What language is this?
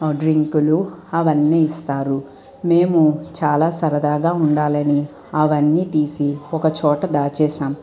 Telugu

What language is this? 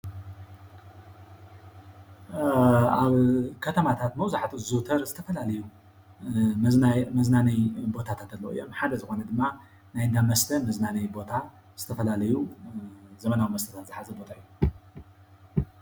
Tigrinya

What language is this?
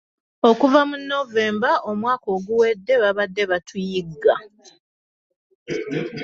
Ganda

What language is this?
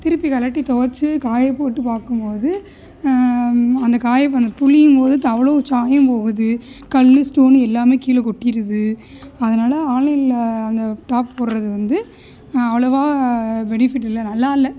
Tamil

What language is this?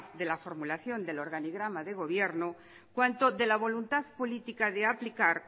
Spanish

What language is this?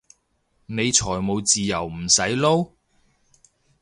Cantonese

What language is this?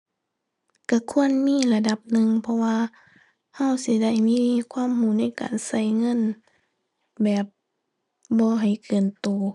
Thai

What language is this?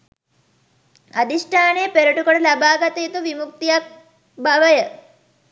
Sinhala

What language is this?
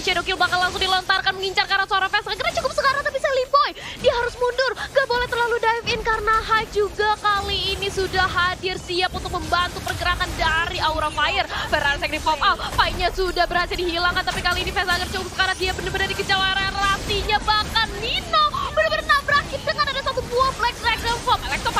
Indonesian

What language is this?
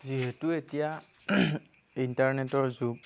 Assamese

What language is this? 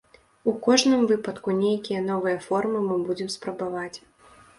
Belarusian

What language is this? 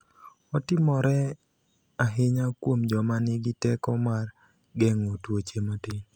Luo (Kenya and Tanzania)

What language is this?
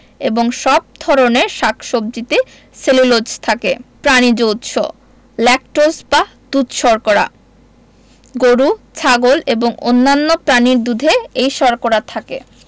Bangla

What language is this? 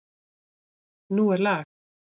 Icelandic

